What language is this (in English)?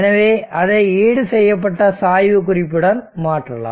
Tamil